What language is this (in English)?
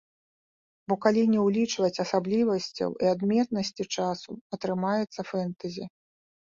Belarusian